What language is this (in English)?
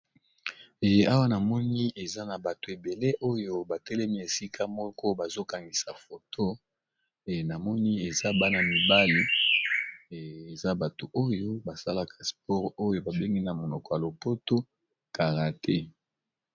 Lingala